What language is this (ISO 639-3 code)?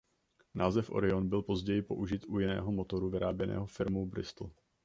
ces